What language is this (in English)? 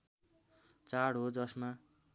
Nepali